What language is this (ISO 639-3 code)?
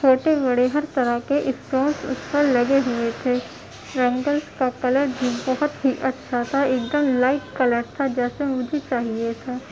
urd